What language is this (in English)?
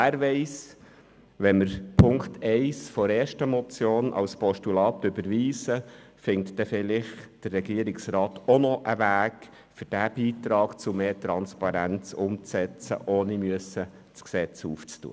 Swiss German